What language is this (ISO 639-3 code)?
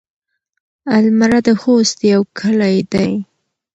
pus